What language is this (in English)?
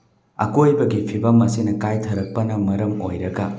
Manipuri